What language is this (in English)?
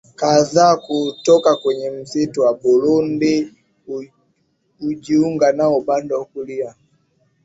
Swahili